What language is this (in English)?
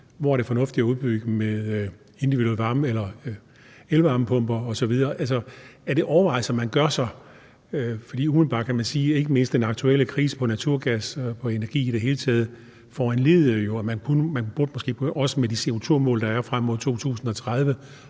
Danish